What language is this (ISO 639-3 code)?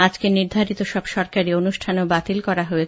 ben